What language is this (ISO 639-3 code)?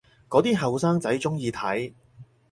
yue